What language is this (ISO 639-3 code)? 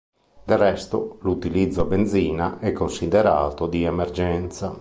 ita